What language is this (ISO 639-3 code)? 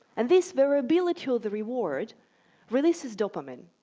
eng